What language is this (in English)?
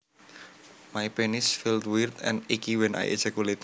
Javanese